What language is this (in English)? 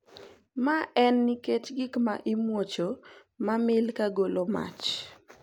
Luo (Kenya and Tanzania)